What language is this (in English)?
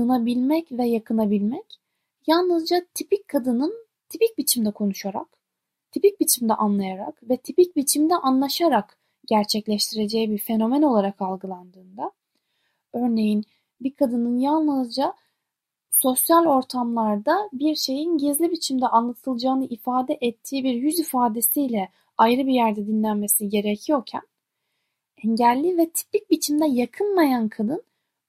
Turkish